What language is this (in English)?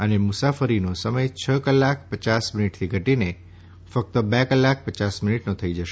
Gujarati